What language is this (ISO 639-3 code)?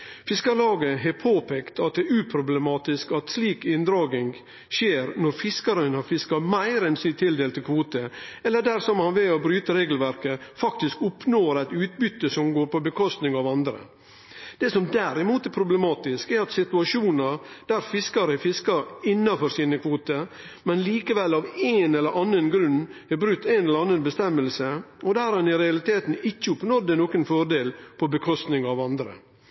nno